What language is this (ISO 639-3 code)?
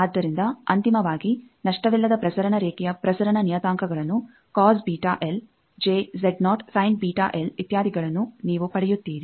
kan